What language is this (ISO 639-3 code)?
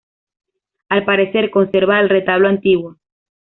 spa